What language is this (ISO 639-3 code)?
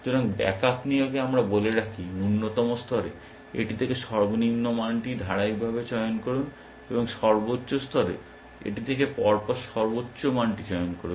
ben